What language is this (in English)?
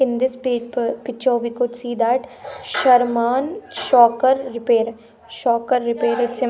English